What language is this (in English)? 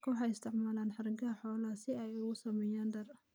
Somali